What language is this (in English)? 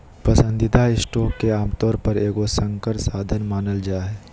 Magahi